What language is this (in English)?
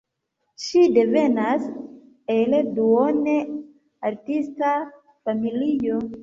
Esperanto